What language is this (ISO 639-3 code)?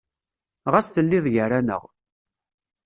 kab